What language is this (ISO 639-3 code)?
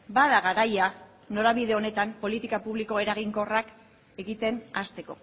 eus